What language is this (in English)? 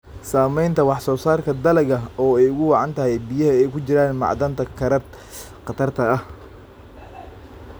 Somali